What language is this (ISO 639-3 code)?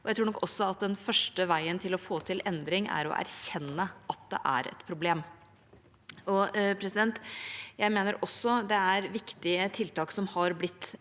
nor